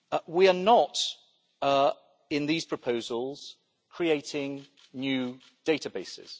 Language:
English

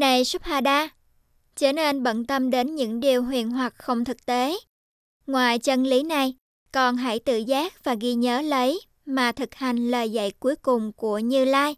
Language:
Vietnamese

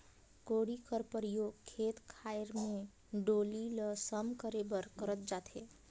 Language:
Chhattisgarhi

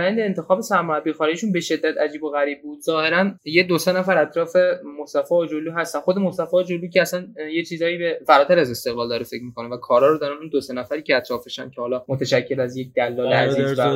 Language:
Persian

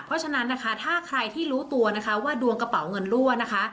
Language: Thai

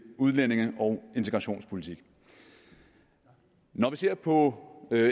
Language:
Danish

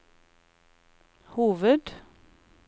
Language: Norwegian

